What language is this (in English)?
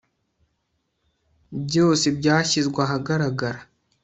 Kinyarwanda